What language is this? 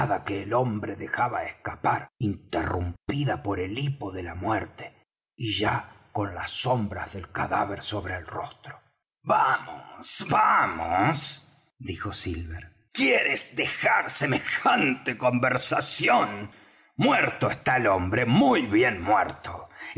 Spanish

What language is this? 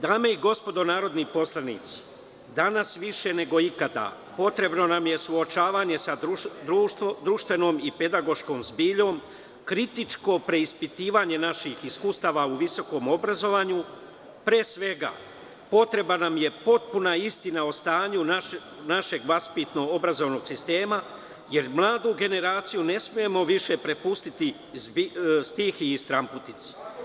Serbian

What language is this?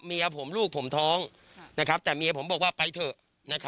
Thai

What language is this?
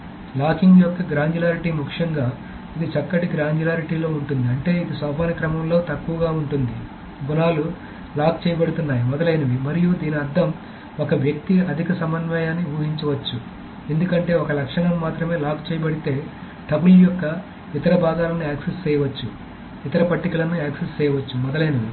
Telugu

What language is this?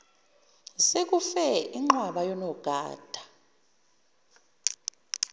Zulu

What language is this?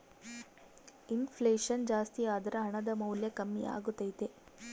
Kannada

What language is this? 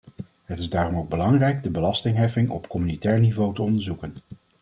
Dutch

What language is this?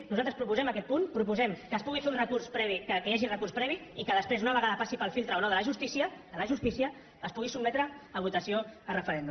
Catalan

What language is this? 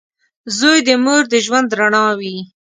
Pashto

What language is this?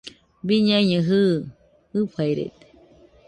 Nüpode Huitoto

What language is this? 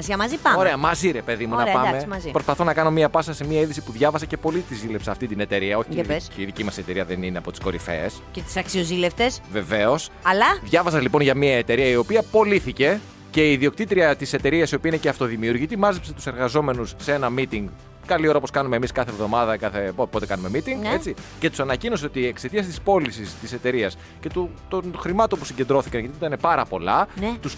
Greek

